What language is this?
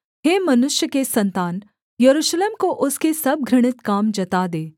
Hindi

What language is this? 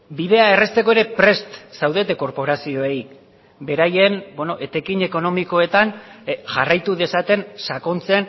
Basque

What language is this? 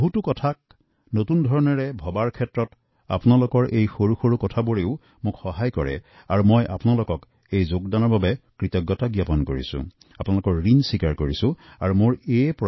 Assamese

